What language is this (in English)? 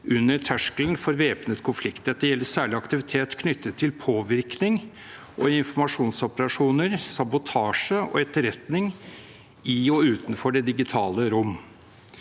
Norwegian